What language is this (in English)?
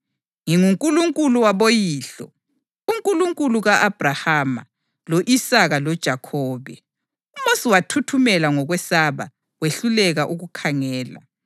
North Ndebele